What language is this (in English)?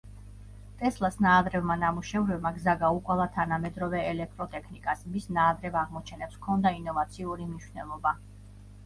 Georgian